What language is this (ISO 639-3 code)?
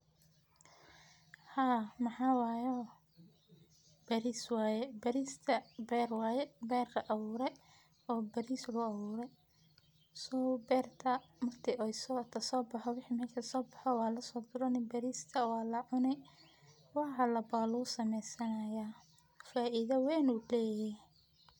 som